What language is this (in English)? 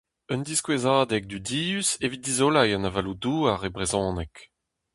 Breton